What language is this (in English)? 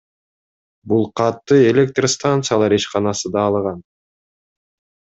Kyrgyz